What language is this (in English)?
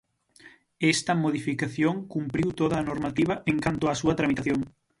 Galician